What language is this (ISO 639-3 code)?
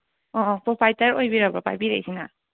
mni